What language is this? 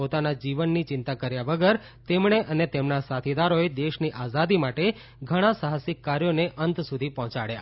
Gujarati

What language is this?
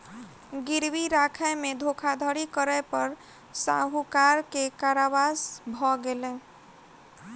Maithili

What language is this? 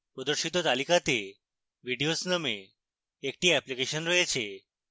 Bangla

